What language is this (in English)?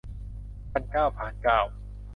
Thai